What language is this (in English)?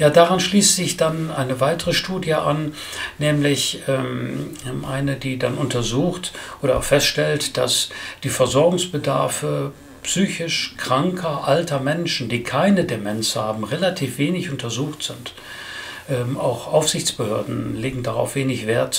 German